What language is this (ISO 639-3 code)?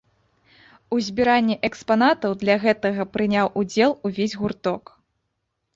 bel